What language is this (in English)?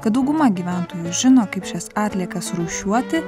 Lithuanian